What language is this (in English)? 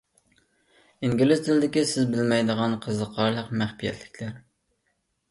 Uyghur